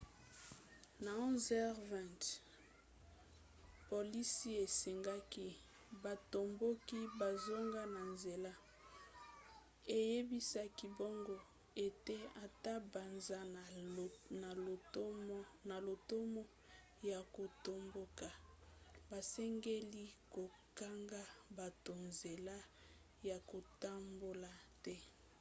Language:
Lingala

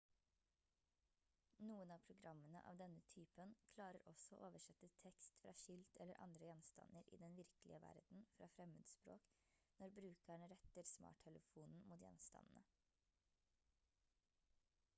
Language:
Norwegian Bokmål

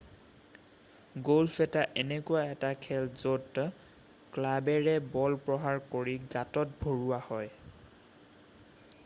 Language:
Assamese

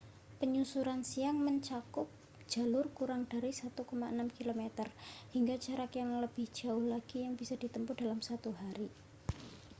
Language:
Indonesian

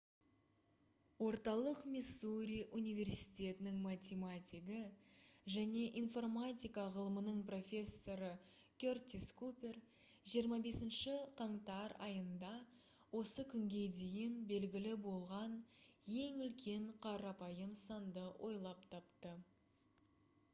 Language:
Kazakh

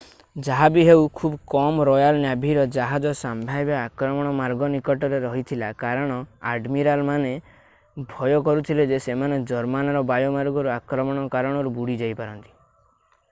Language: Odia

